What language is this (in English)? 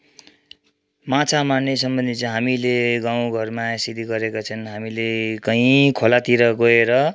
Nepali